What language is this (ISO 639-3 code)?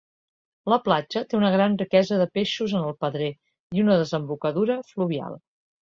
cat